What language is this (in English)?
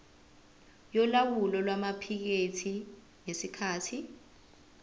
Zulu